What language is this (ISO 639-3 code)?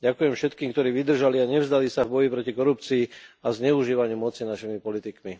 slk